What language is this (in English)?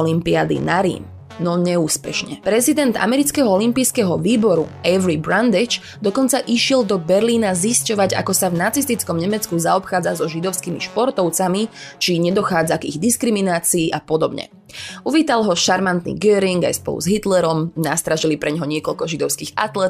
Slovak